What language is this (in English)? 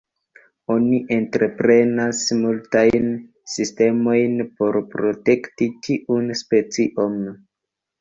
Esperanto